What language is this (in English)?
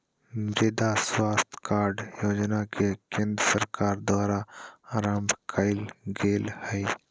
Magahi